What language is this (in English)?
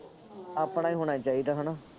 Punjabi